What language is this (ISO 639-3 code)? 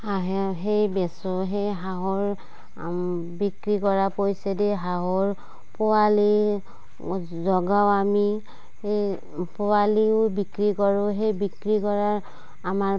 asm